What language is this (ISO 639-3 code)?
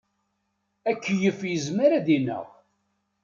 kab